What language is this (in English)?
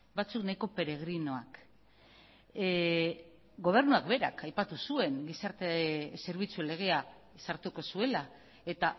Basque